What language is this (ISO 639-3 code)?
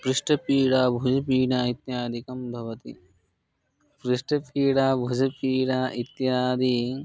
san